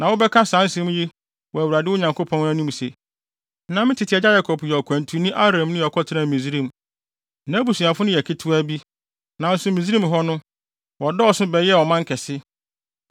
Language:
Akan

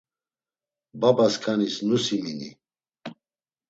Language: Laz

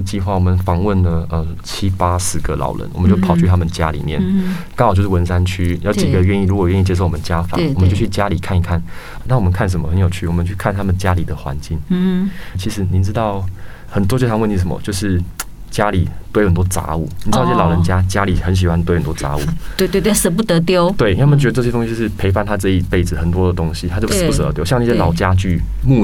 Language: Chinese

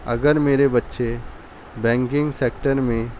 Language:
Urdu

